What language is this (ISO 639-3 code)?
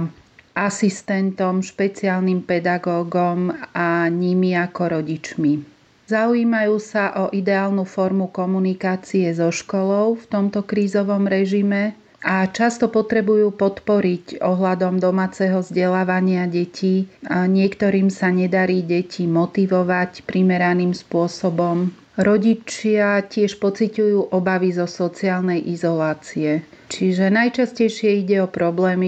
slk